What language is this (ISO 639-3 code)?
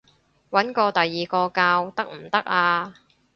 yue